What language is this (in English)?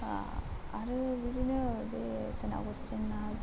Bodo